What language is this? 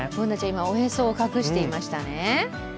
Japanese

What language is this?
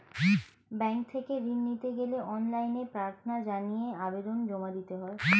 Bangla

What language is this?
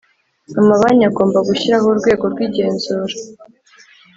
Kinyarwanda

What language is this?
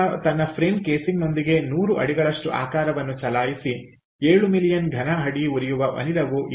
Kannada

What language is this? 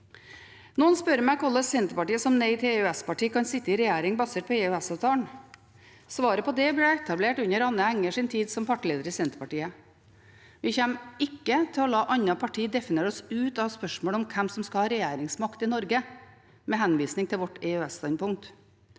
Norwegian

